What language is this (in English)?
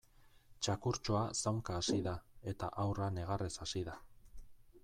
Basque